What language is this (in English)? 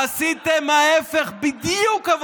Hebrew